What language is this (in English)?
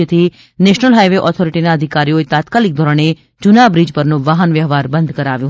Gujarati